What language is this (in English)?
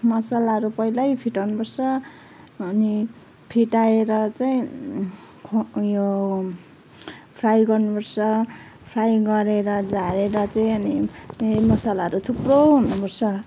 Nepali